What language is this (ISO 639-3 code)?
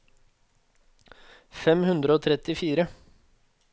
nor